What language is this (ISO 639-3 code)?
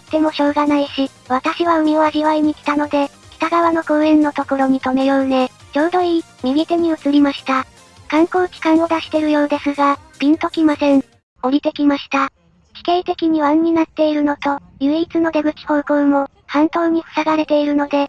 jpn